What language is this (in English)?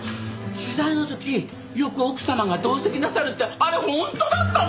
Japanese